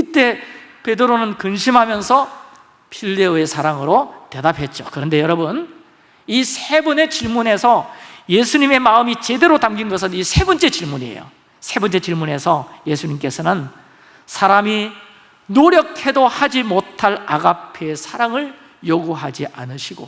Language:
Korean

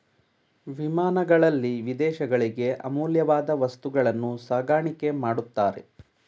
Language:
Kannada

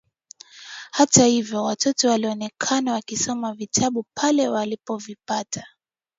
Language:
Swahili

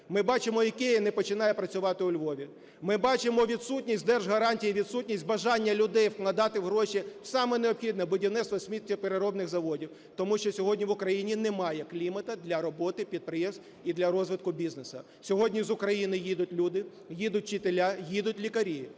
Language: Ukrainian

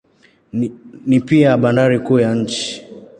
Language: Swahili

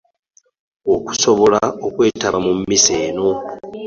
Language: Ganda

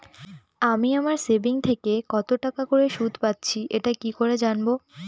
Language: Bangla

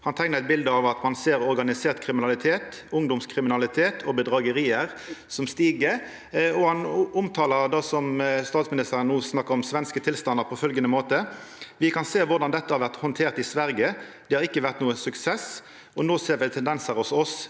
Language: Norwegian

